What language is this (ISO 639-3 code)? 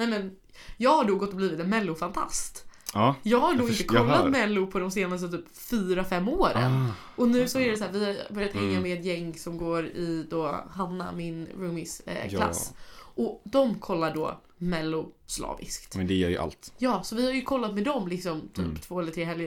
swe